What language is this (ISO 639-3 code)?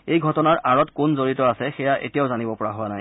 asm